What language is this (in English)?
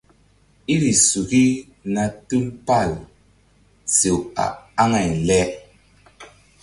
Mbum